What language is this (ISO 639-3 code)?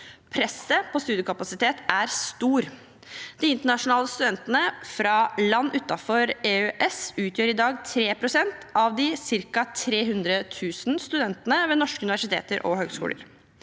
nor